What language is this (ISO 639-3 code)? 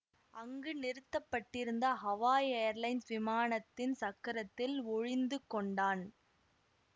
tam